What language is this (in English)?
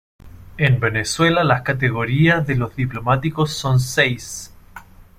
Spanish